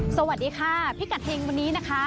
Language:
Thai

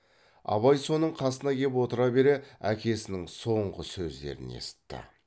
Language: Kazakh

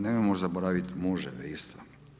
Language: Croatian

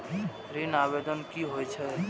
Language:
Maithili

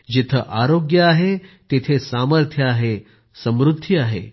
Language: Marathi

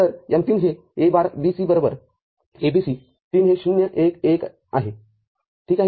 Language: Marathi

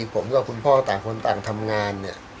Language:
Thai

